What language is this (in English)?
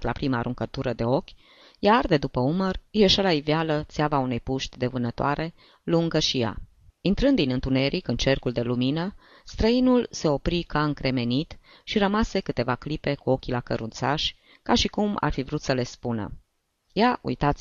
Romanian